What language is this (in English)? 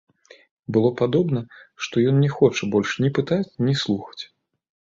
Belarusian